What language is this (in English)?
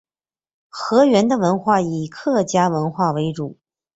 Chinese